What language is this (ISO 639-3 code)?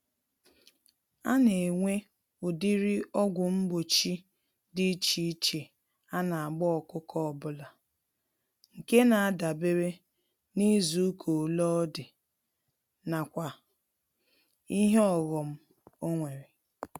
ibo